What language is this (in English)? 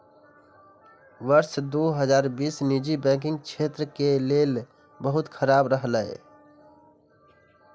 Maithili